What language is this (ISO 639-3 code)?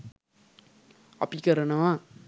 sin